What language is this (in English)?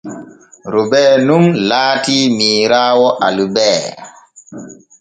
Borgu Fulfulde